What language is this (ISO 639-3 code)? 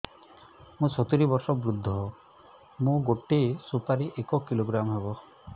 ori